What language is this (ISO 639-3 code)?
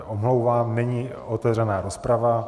ces